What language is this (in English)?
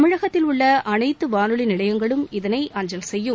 Tamil